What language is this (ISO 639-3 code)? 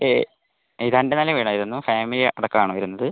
mal